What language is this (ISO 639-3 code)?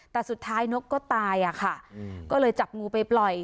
tha